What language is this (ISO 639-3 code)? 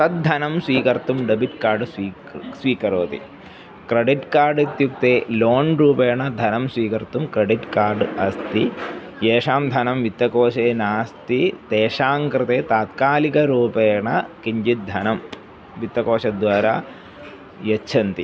san